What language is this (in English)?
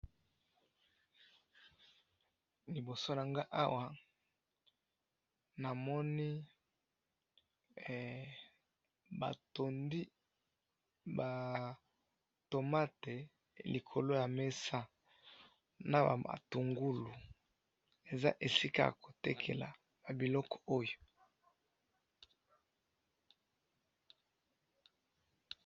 Lingala